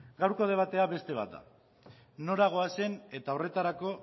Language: Basque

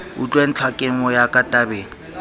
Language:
Southern Sotho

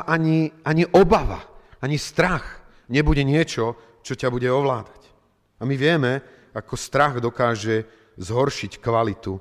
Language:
Slovak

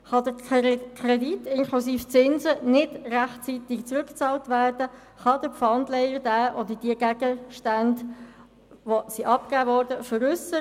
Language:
Swiss German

